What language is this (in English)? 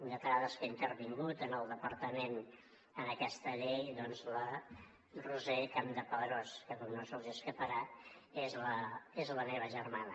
Catalan